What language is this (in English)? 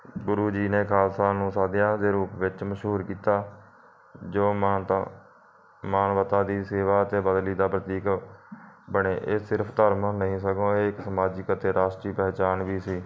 Punjabi